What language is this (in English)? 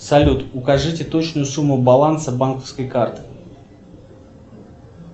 Russian